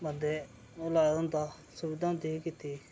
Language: Dogri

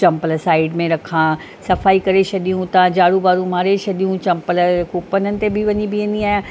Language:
Sindhi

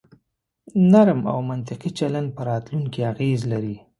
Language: Pashto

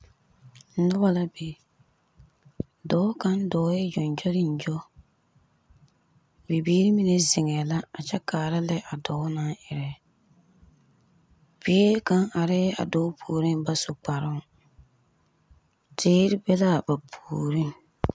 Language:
Southern Dagaare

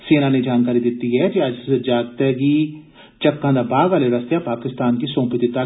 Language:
Dogri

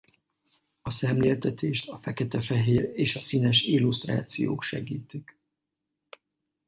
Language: Hungarian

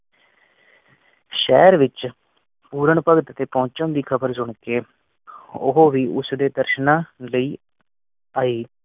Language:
Punjabi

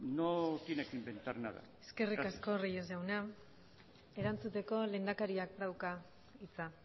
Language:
Basque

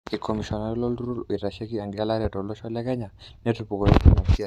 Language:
Masai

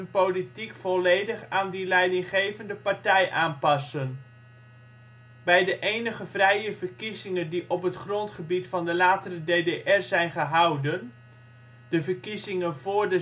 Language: Dutch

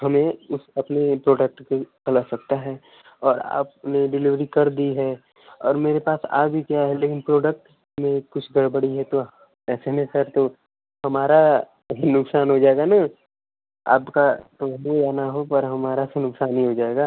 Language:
Hindi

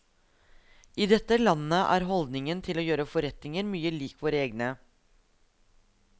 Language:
Norwegian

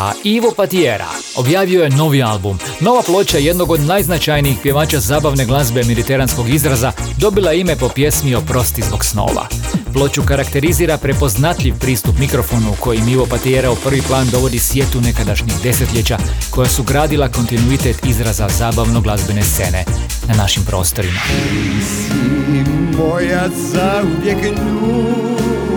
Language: Croatian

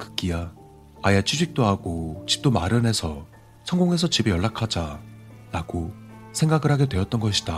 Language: Korean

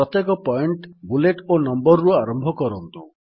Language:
Odia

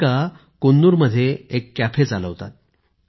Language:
Marathi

